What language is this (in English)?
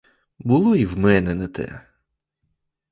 Ukrainian